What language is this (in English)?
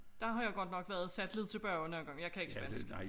Danish